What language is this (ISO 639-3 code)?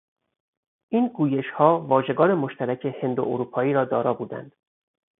fas